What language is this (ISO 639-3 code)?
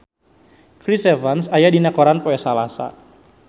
sun